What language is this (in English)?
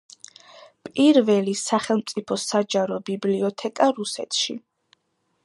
Georgian